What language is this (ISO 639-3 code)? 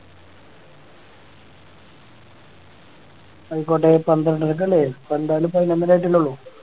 mal